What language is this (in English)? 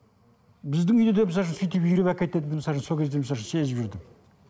Kazakh